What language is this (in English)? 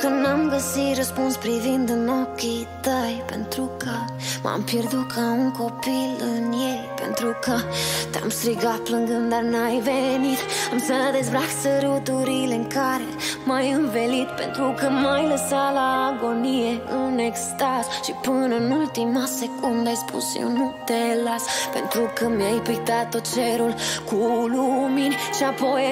Romanian